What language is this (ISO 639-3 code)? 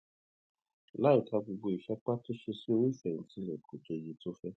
yor